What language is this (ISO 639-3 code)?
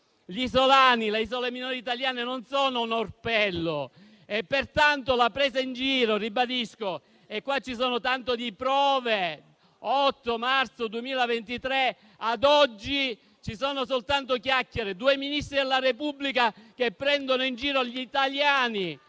ita